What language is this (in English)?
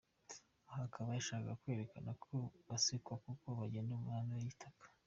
Kinyarwanda